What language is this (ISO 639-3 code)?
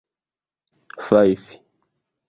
epo